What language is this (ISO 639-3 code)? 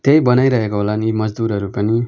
nep